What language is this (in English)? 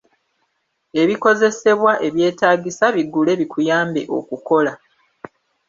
Ganda